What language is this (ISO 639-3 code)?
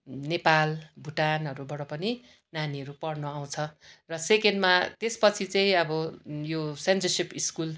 nep